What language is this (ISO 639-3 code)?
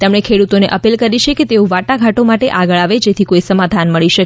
guj